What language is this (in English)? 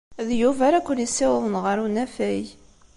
Kabyle